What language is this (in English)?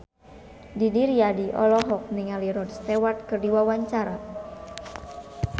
Sundanese